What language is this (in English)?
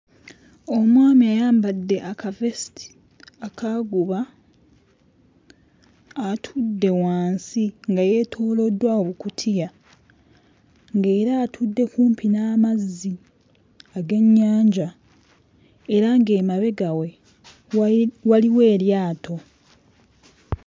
Ganda